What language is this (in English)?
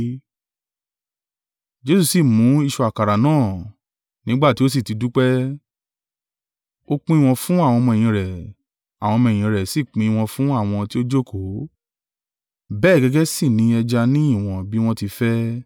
Yoruba